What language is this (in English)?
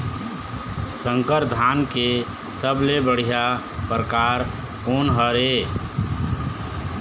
Chhattisgarhi